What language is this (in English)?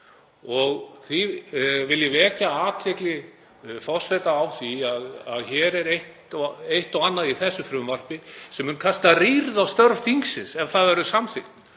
Icelandic